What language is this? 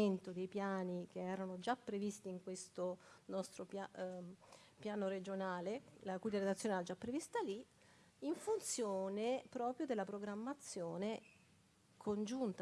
Italian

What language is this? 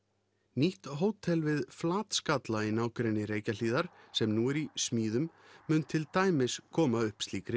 Icelandic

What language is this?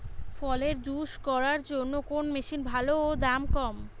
Bangla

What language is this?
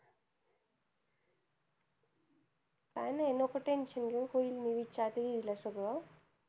Marathi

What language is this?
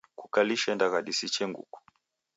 Taita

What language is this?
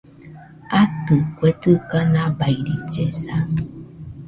Nüpode Huitoto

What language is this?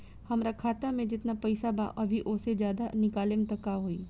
Bhojpuri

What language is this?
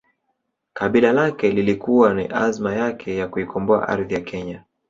Swahili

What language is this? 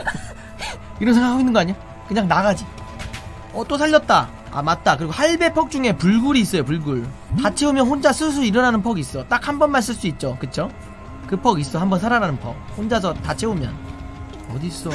Korean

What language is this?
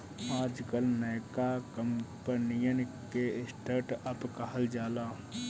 Bhojpuri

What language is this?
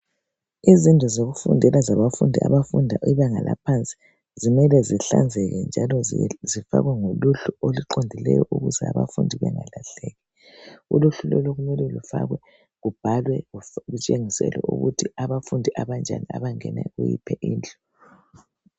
North Ndebele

